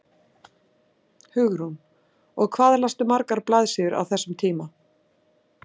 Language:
Icelandic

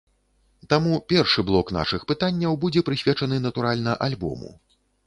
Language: Belarusian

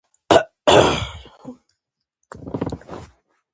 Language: Pashto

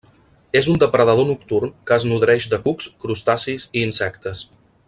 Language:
Catalan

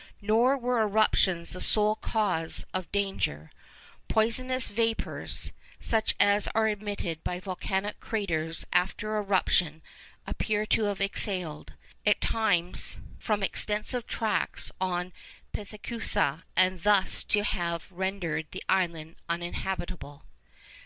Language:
English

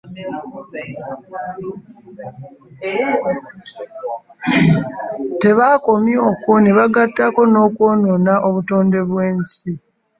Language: Ganda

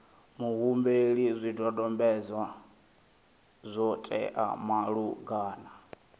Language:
Venda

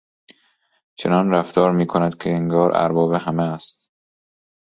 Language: Persian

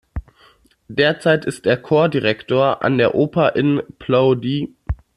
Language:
German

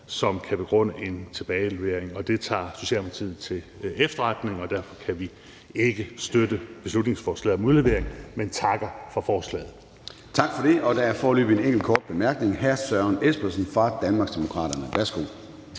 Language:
Danish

